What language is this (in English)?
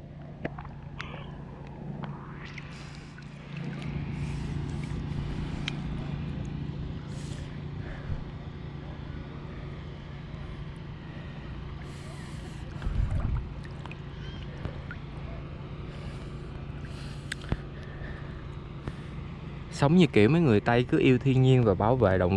Vietnamese